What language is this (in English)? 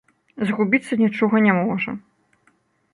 Belarusian